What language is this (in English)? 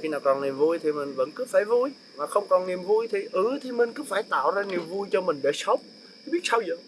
Vietnamese